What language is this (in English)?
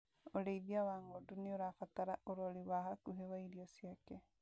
Kikuyu